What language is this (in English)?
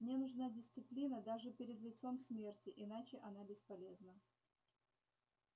Russian